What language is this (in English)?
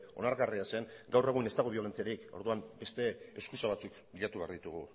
Basque